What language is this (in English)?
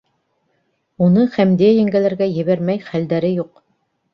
Bashkir